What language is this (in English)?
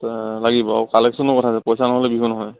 Assamese